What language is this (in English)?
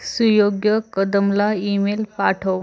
Marathi